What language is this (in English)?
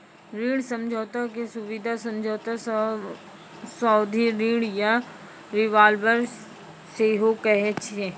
Maithili